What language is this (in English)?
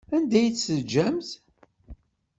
Kabyle